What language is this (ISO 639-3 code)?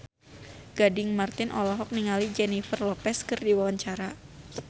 sun